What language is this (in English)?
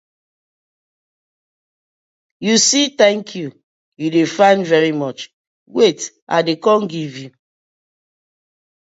Nigerian Pidgin